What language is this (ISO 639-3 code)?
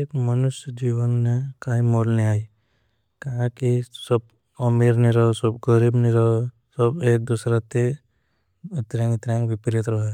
bhb